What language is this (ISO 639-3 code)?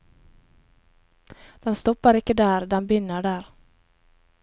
nor